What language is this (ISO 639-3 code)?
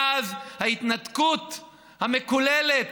heb